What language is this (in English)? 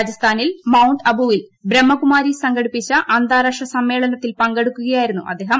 Malayalam